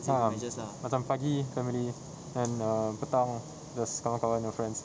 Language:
English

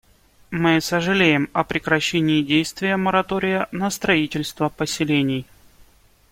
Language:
Russian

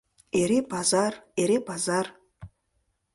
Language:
Mari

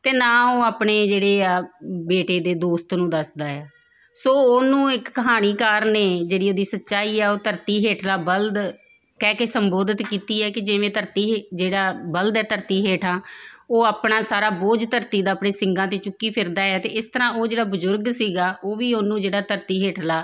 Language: Punjabi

